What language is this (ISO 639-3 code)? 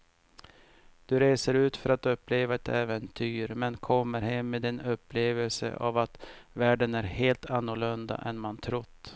swe